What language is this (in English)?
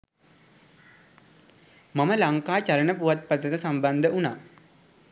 Sinhala